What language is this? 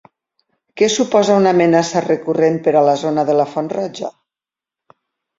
Catalan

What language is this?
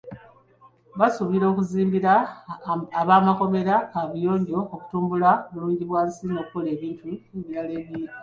Ganda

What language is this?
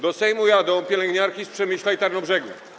Polish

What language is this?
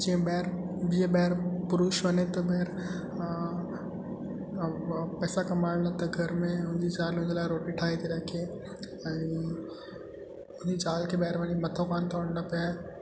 Sindhi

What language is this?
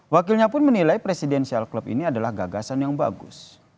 Indonesian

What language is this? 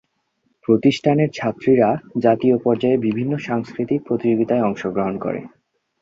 Bangla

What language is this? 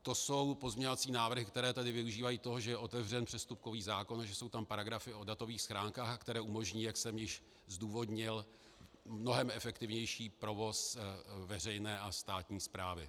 Czech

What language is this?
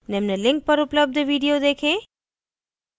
Hindi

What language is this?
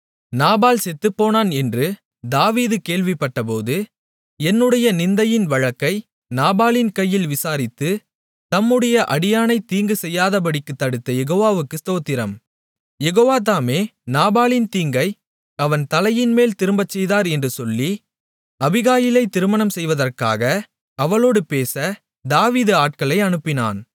Tamil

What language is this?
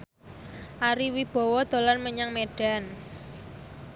Javanese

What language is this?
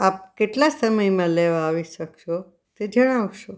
Gujarati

